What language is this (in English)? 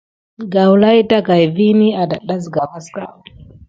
Gidar